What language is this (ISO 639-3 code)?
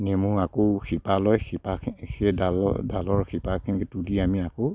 asm